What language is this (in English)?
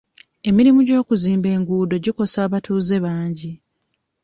Ganda